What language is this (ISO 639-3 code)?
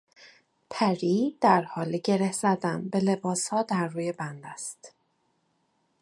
fas